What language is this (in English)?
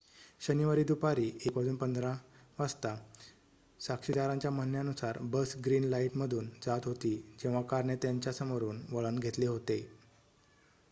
Marathi